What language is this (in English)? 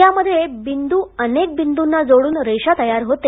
Marathi